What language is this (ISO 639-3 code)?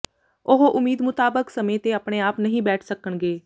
pan